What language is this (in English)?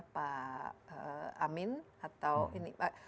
Indonesian